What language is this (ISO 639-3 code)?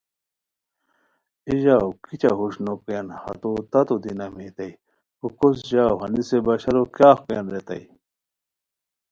khw